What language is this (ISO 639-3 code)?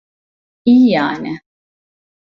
tur